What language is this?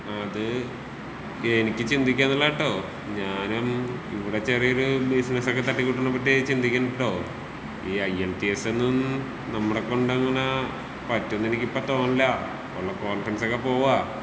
Malayalam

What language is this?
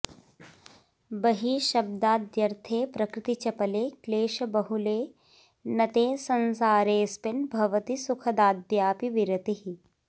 Sanskrit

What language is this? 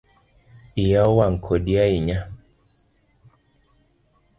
Luo (Kenya and Tanzania)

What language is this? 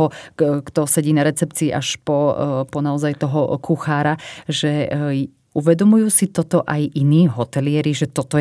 Slovak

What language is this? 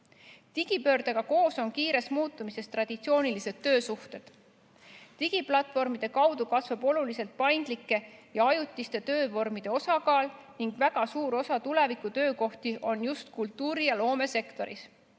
Estonian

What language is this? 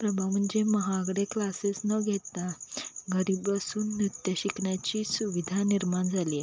Marathi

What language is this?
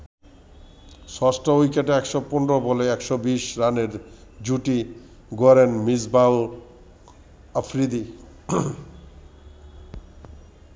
Bangla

